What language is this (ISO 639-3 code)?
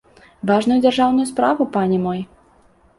bel